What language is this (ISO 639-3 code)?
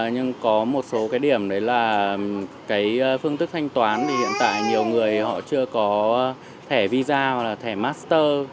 vie